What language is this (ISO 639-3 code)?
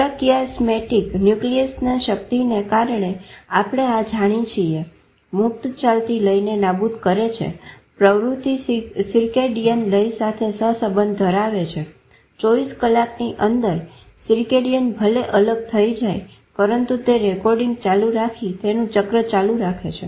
guj